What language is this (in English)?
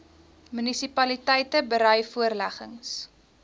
Afrikaans